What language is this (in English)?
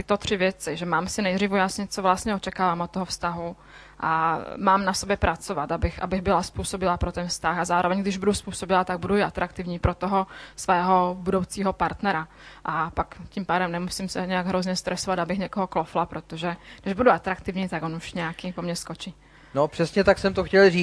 Czech